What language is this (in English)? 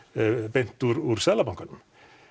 Icelandic